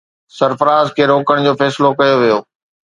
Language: Sindhi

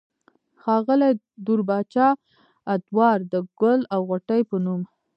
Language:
Pashto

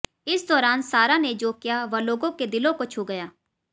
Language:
Hindi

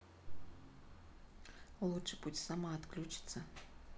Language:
Russian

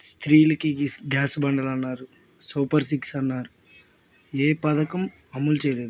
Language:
Telugu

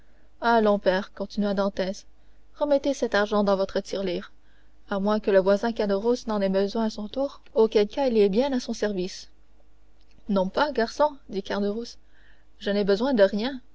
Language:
French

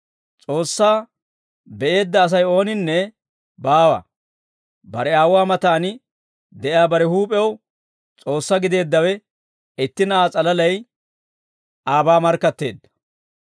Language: Dawro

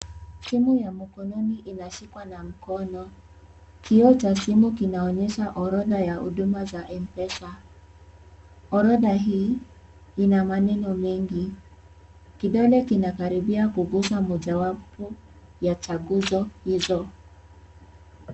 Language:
Swahili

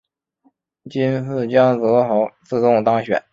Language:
Chinese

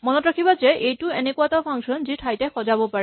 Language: Assamese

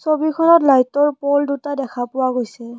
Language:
Assamese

